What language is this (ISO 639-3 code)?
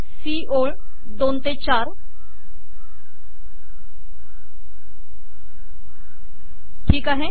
mar